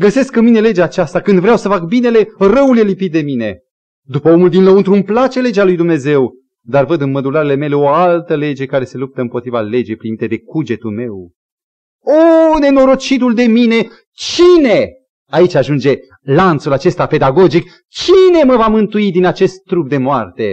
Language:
Romanian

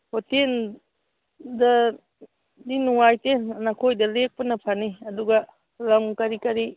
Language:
Manipuri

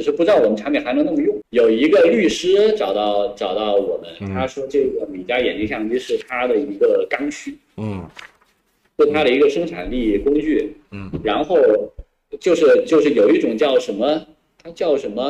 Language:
Chinese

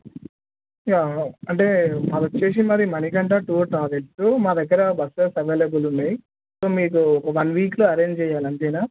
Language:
Telugu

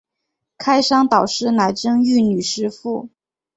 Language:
Chinese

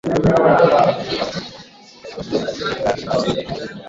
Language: Swahili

